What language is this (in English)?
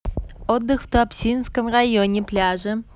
Russian